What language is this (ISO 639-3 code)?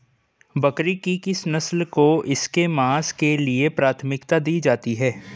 hin